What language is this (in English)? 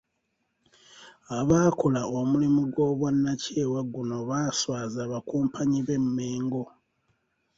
Ganda